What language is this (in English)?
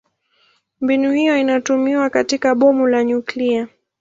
Swahili